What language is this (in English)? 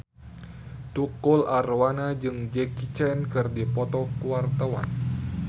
Sundanese